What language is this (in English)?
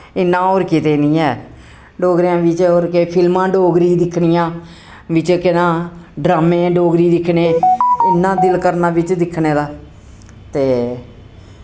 Dogri